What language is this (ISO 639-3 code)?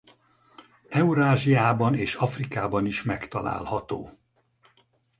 hun